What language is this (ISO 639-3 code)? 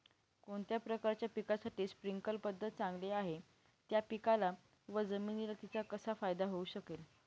mar